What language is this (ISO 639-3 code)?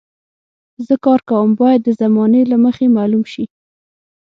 pus